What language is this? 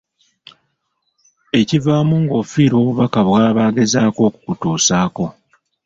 Ganda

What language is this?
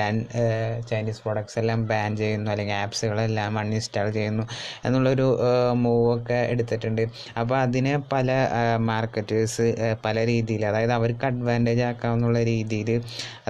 Malayalam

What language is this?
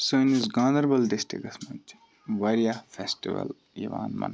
Kashmiri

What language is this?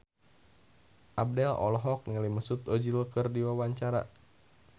Sundanese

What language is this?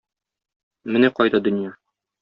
Tatar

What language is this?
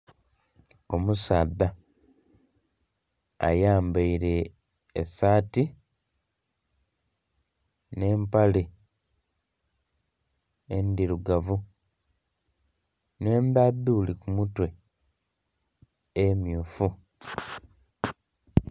Soga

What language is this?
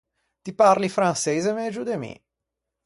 Ligurian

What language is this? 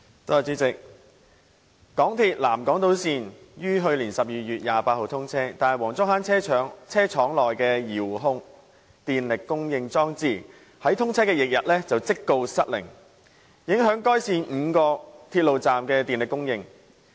Cantonese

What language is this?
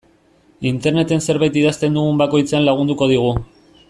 Basque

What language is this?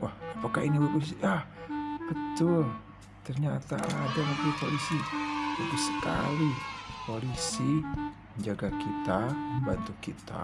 Indonesian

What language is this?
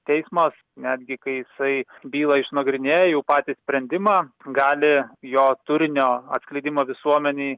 Lithuanian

